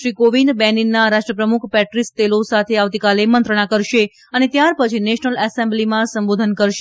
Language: Gujarati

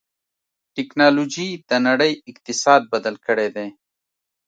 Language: Pashto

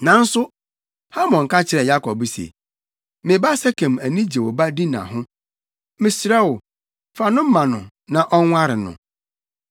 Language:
Akan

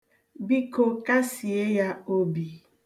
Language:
Igbo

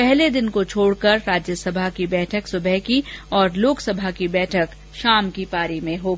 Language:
Hindi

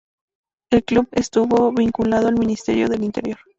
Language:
Spanish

